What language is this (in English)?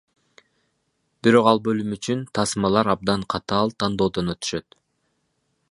Kyrgyz